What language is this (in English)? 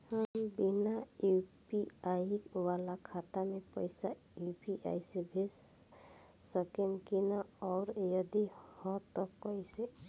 Bhojpuri